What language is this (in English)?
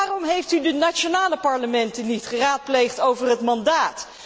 Dutch